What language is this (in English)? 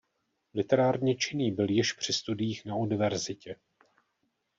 Czech